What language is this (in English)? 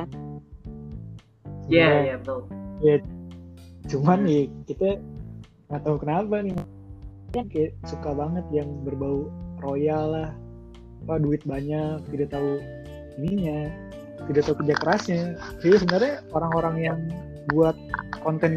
Indonesian